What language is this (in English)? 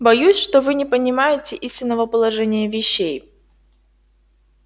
Russian